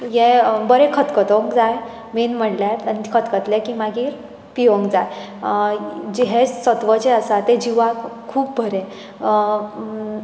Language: Konkani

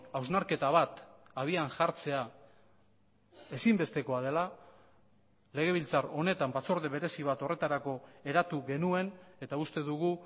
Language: Basque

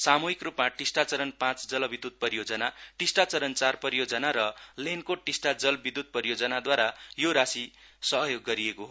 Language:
Nepali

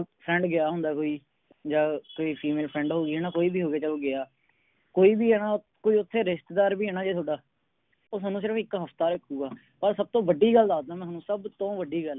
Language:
Punjabi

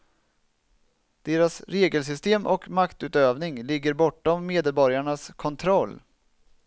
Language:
Swedish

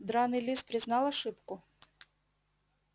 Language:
Russian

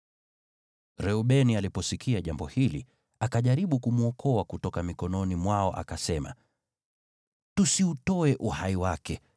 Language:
Swahili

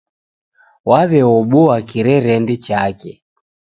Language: Taita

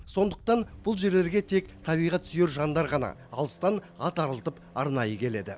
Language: Kazakh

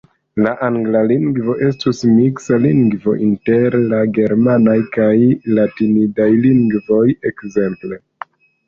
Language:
Esperanto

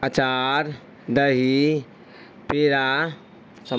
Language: Urdu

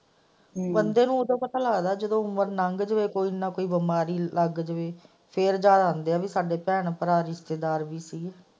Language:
Punjabi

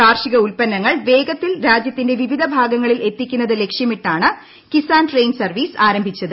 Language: Malayalam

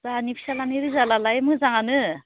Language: Bodo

